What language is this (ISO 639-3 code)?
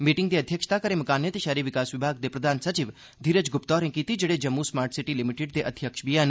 doi